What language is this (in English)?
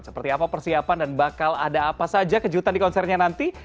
Indonesian